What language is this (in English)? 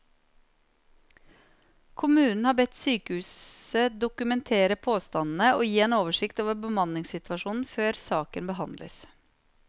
Norwegian